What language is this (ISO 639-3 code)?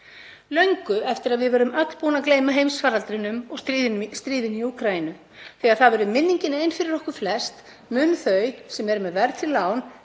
isl